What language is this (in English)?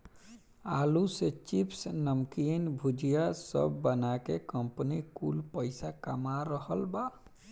Bhojpuri